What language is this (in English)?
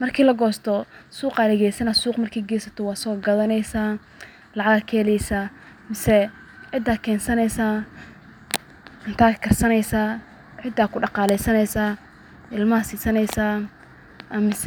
Somali